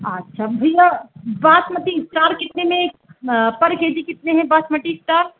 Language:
Hindi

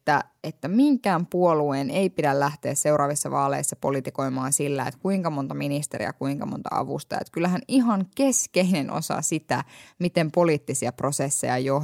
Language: Finnish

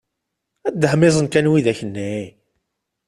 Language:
Kabyle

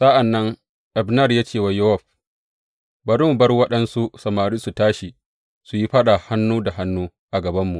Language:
Hausa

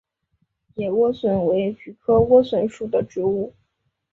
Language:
Chinese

